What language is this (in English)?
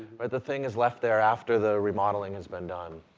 English